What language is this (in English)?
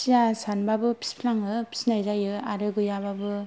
Bodo